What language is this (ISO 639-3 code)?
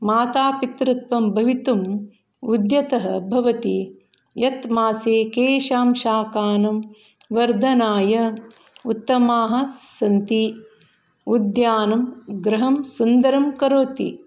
san